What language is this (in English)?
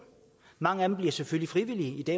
Danish